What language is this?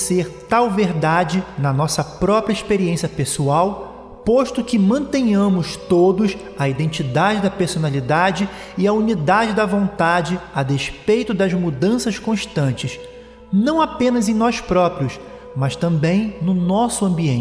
Portuguese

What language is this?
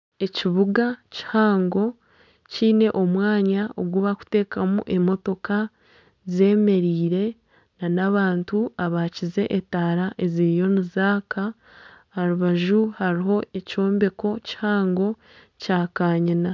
Nyankole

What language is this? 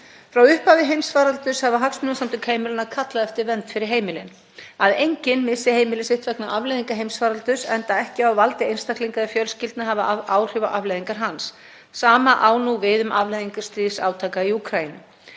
Icelandic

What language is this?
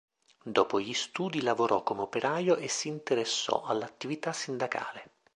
Italian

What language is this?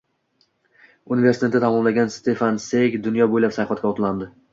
Uzbek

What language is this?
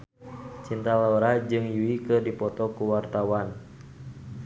Sundanese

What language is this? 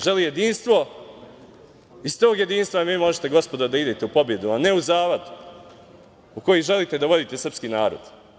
Serbian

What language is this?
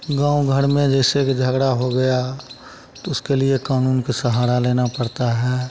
Hindi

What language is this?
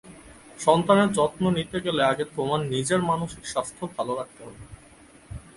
Bangla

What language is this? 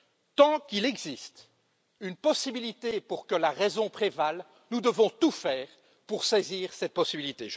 French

